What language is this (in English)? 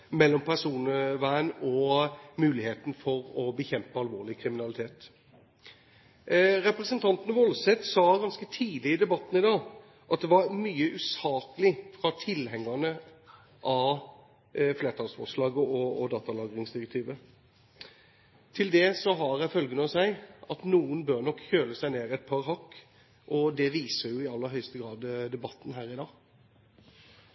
Norwegian Bokmål